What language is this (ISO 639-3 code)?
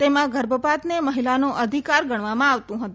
guj